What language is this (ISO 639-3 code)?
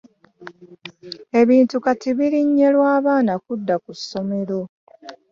lug